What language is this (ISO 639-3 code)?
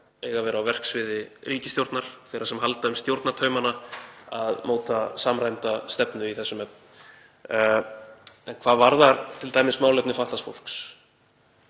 isl